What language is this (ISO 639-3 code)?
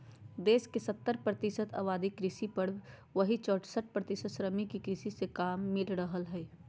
mag